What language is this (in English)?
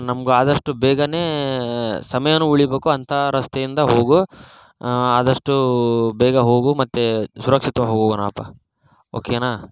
Kannada